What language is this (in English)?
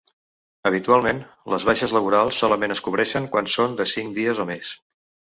Catalan